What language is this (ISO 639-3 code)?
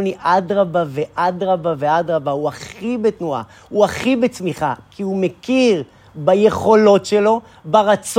heb